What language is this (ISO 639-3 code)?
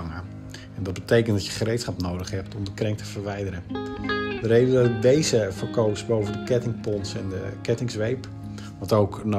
nld